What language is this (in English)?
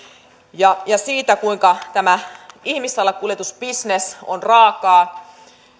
Finnish